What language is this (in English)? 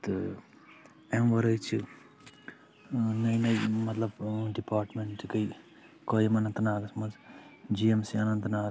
Kashmiri